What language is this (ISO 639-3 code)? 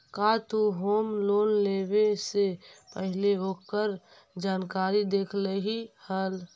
mag